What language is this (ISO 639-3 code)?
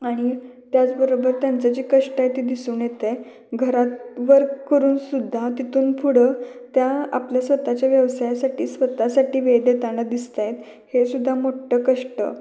mar